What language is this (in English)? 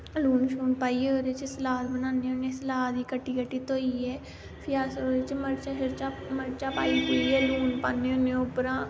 Dogri